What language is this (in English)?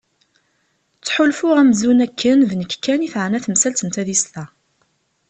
Kabyle